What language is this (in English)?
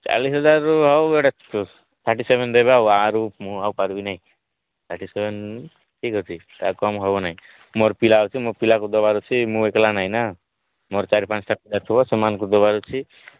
Odia